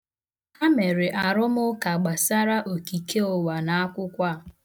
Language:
Igbo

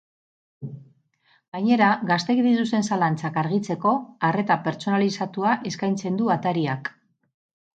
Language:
Basque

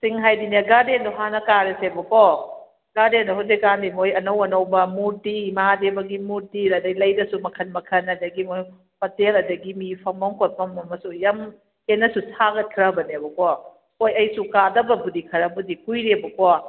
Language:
Manipuri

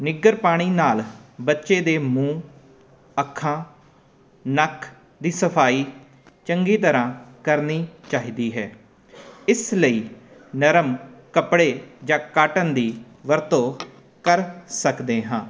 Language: Punjabi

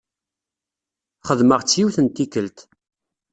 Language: Kabyle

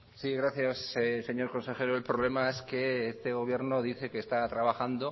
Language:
Spanish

